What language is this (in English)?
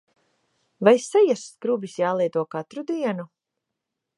Latvian